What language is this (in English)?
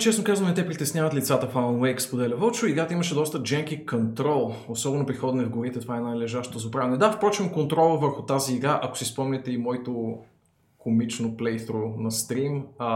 Bulgarian